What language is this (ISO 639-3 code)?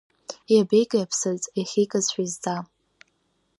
abk